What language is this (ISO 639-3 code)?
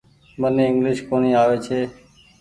gig